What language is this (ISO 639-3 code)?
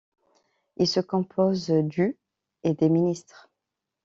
fra